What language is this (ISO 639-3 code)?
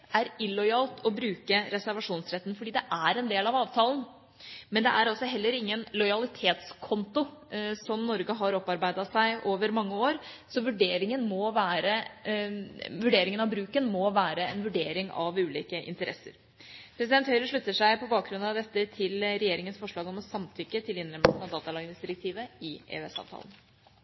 nob